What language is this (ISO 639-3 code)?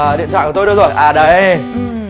vie